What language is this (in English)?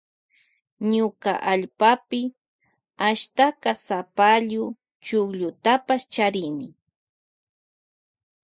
Loja Highland Quichua